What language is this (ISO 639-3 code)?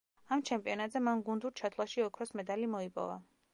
kat